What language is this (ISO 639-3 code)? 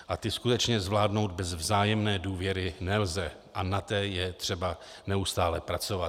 ces